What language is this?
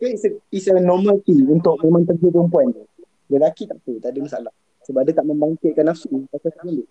Malay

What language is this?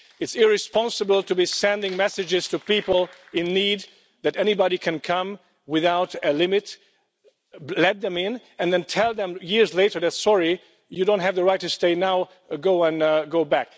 English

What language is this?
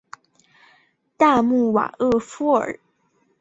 Chinese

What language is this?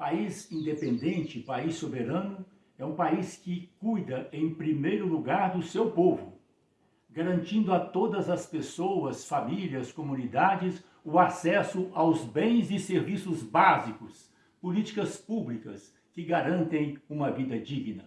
Portuguese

